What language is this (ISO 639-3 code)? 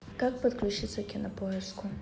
rus